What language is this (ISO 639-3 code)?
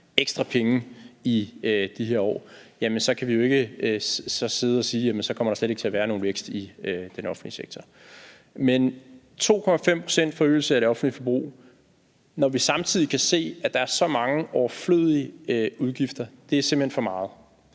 dan